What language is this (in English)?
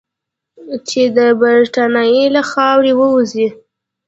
Pashto